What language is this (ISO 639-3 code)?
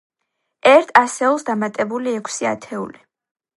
kat